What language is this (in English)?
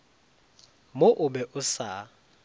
Northern Sotho